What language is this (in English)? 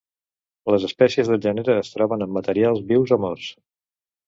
Catalan